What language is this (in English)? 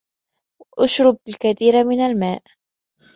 Arabic